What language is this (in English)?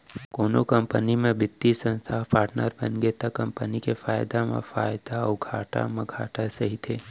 Chhattisgarhi